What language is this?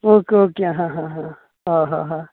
Konkani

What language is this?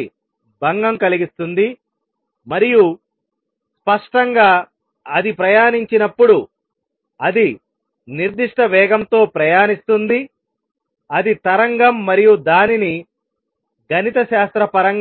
Telugu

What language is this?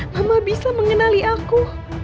Indonesian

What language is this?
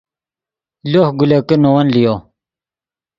Yidgha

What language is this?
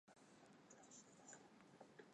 Chinese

